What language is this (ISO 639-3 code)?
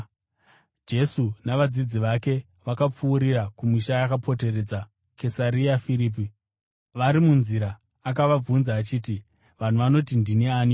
sna